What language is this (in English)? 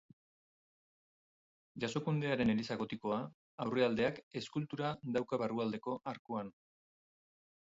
Basque